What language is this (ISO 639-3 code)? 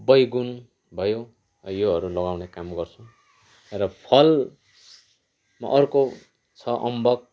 nep